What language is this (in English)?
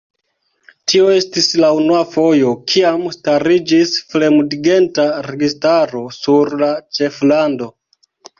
Esperanto